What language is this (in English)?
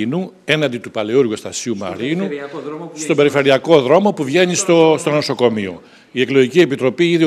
Greek